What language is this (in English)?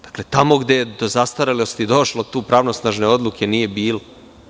Serbian